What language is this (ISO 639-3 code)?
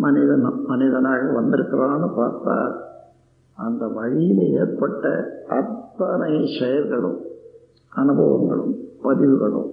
tam